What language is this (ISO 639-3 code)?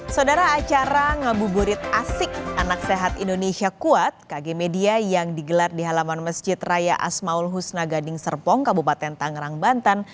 ind